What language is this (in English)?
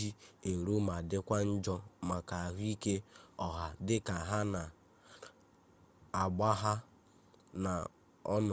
Igbo